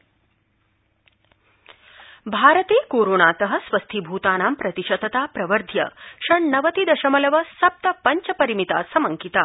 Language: Sanskrit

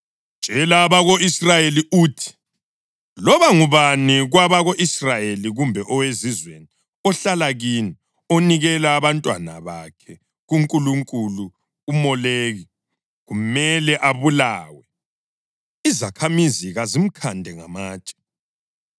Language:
North Ndebele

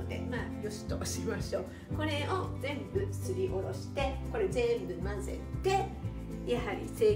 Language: Japanese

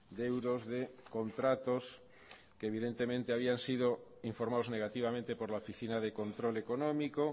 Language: Spanish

